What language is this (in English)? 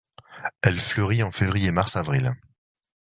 French